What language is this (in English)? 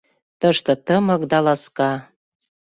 Mari